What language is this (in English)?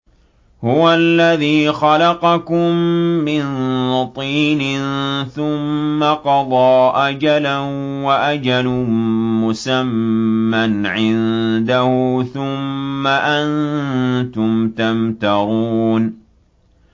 Arabic